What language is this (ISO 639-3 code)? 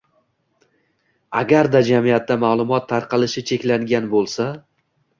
uzb